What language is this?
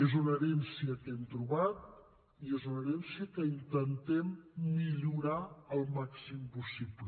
Catalan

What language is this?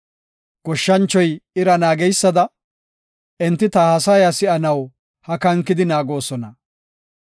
Gofa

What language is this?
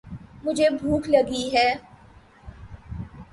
Urdu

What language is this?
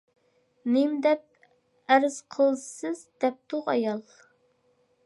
Uyghur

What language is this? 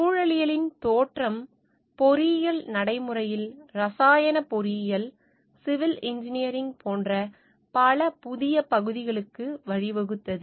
Tamil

